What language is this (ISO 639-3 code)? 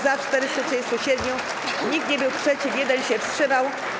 pol